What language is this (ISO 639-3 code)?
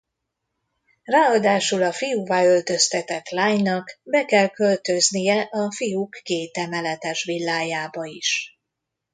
hun